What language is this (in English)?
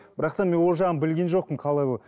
Kazakh